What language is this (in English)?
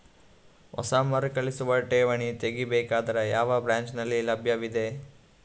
Kannada